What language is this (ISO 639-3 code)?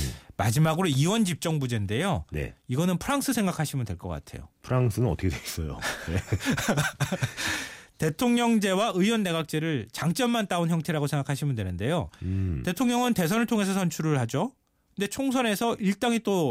kor